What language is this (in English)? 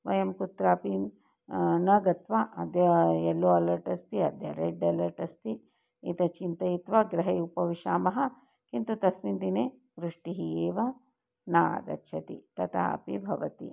Sanskrit